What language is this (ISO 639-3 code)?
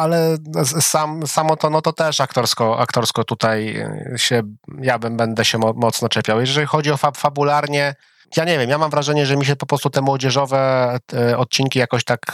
pol